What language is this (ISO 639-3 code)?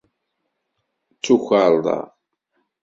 kab